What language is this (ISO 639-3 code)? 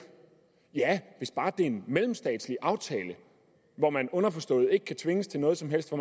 dan